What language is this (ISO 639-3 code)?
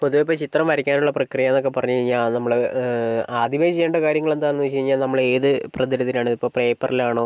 mal